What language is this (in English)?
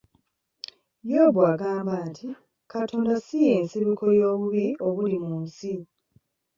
Ganda